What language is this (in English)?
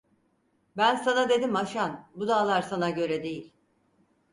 Turkish